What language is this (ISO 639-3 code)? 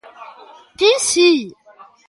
glg